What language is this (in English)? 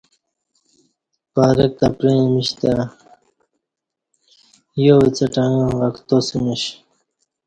Kati